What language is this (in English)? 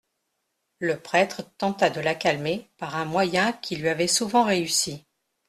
French